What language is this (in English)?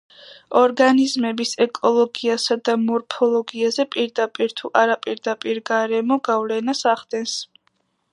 Georgian